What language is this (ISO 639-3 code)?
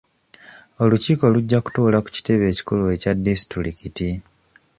lug